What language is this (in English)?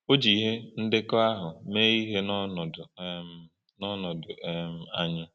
Igbo